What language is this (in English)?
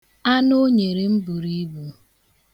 Igbo